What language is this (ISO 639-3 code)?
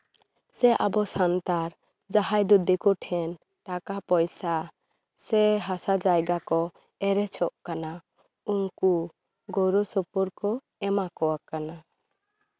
sat